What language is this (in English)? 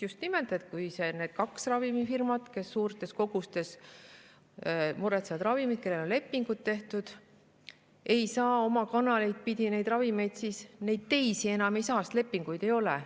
Estonian